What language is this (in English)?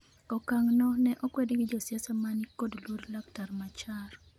Luo (Kenya and Tanzania)